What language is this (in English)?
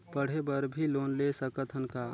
Chhattisgarhi